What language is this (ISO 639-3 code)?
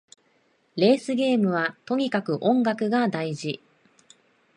jpn